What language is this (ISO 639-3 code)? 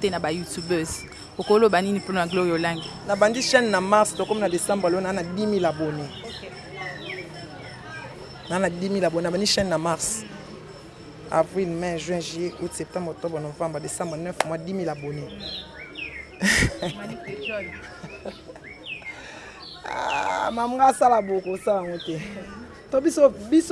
fra